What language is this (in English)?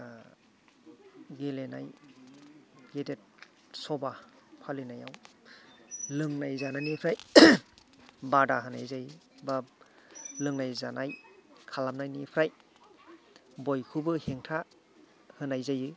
Bodo